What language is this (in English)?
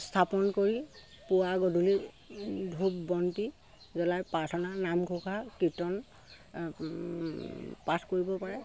Assamese